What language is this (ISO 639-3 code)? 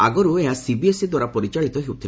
ori